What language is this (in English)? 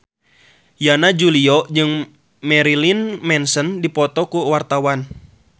Sundanese